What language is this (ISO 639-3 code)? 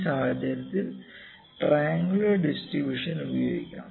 mal